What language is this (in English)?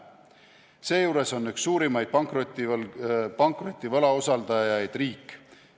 Estonian